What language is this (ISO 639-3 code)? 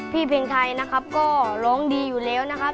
tha